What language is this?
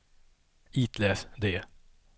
Swedish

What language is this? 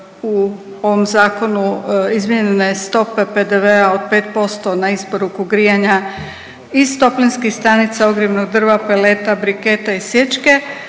Croatian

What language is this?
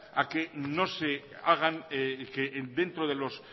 Spanish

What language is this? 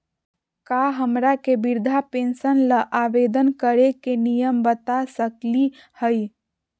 Magahi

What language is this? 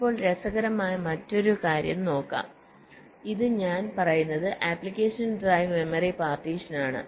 Malayalam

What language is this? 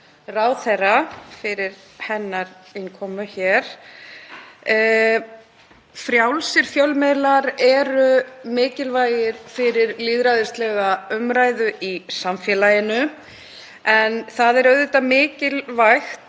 Icelandic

